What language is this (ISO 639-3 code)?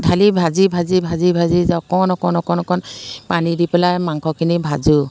asm